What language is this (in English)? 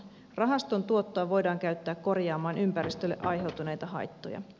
Finnish